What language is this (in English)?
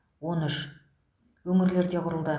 Kazakh